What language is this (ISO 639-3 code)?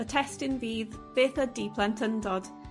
cym